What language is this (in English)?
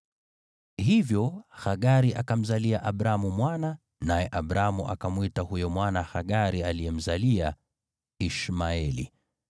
Swahili